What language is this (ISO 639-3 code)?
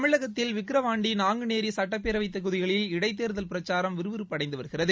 tam